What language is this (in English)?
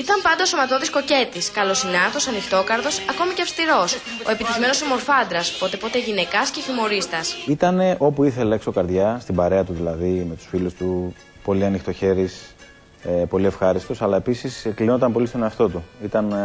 Greek